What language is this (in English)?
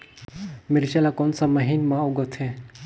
Chhattisgarhi